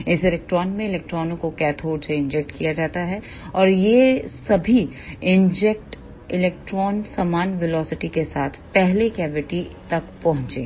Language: Hindi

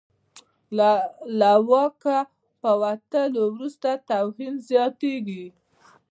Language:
Pashto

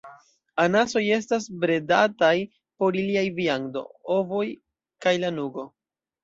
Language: Esperanto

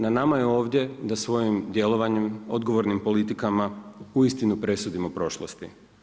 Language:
Croatian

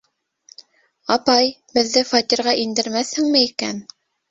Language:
Bashkir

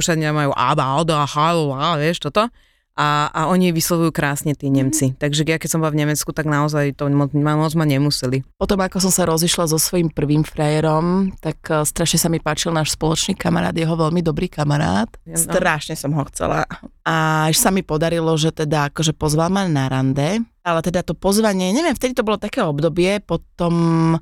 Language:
Slovak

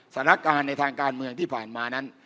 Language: Thai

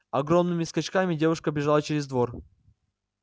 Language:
Russian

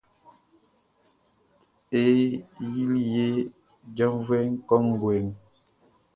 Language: Baoulé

